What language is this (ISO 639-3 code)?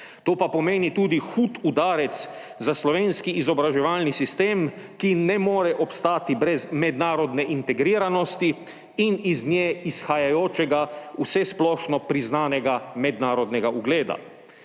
slv